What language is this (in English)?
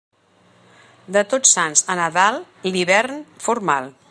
Catalan